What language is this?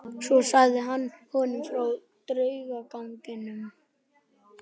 Icelandic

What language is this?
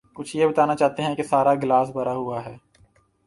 Urdu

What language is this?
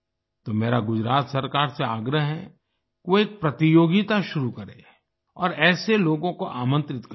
Hindi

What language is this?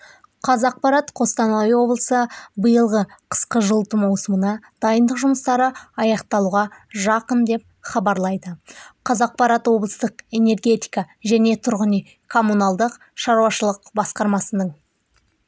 Kazakh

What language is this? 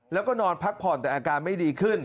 Thai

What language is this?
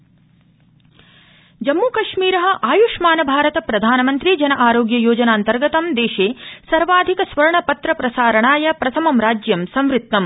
Sanskrit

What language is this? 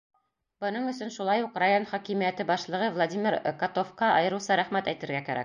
Bashkir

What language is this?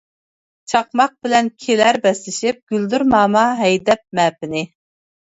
Uyghur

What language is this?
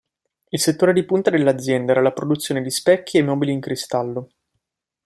Italian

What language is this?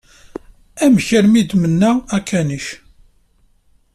Kabyle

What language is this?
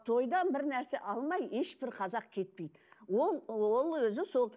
Kazakh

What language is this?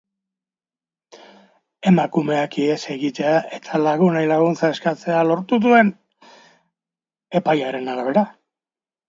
Basque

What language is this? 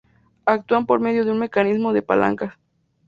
Spanish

